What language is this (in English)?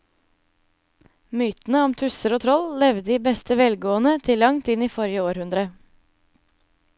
Norwegian